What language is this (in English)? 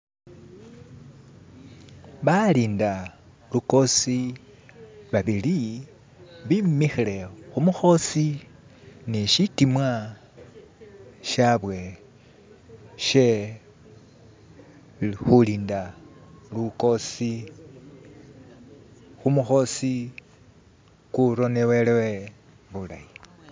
Masaaba